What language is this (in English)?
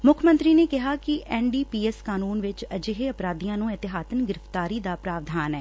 Punjabi